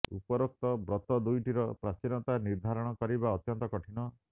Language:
Odia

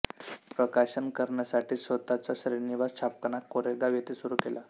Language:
Marathi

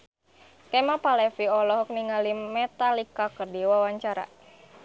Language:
Sundanese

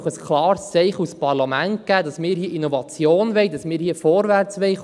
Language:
Swiss German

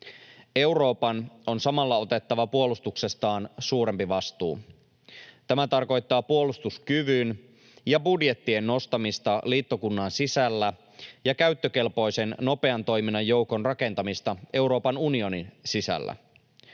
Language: Finnish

